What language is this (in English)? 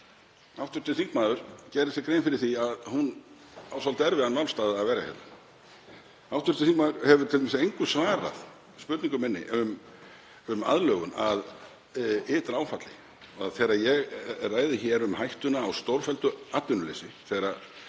Icelandic